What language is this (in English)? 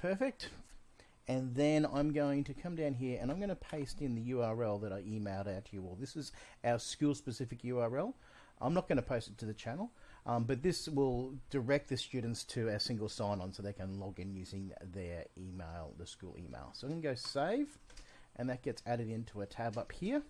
English